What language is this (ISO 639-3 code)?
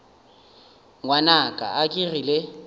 nso